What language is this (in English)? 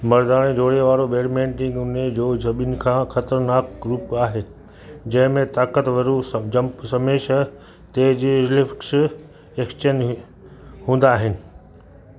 Sindhi